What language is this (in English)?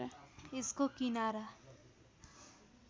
Nepali